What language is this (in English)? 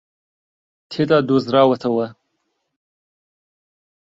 Central Kurdish